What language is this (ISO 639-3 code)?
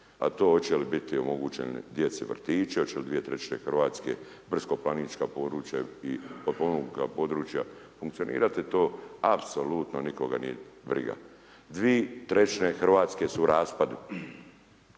hrv